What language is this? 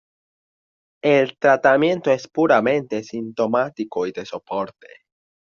Spanish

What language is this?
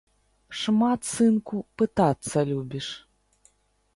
Belarusian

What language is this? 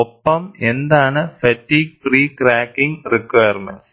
Malayalam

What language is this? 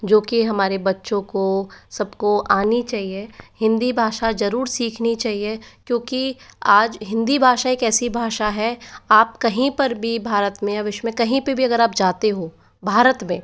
Hindi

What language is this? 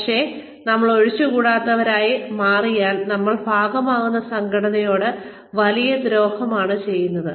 Malayalam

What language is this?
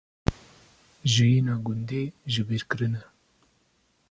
Kurdish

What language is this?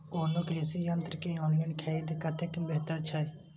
Maithili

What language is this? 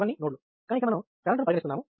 Telugu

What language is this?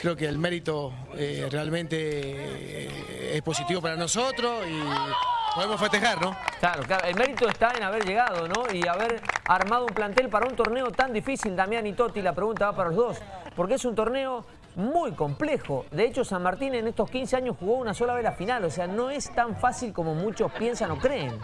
Spanish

